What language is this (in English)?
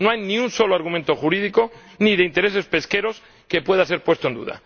Spanish